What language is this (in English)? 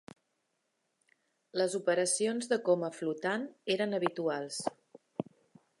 Catalan